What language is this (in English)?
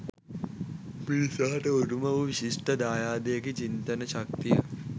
Sinhala